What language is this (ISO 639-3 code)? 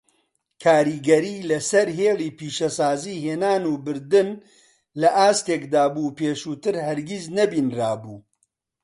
ckb